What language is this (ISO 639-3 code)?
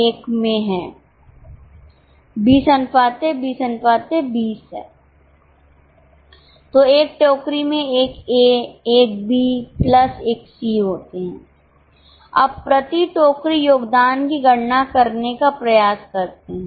hin